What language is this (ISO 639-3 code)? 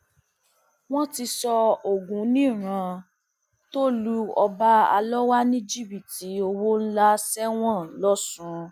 yor